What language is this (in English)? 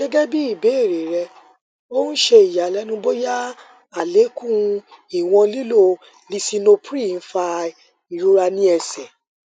Yoruba